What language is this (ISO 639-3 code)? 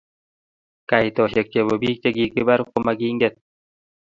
kln